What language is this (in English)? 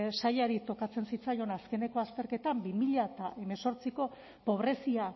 Basque